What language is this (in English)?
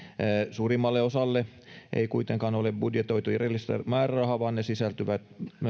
Finnish